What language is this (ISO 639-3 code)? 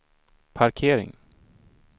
swe